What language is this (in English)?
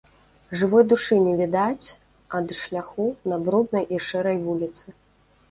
Belarusian